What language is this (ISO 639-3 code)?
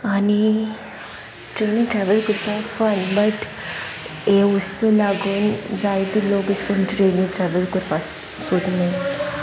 kok